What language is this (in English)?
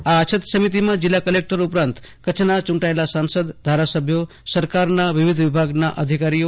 Gujarati